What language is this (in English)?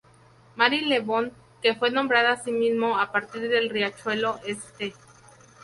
Spanish